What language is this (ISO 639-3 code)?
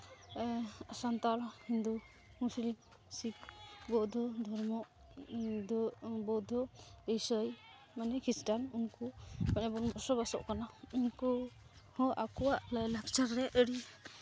sat